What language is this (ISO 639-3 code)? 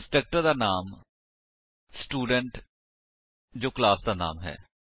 pan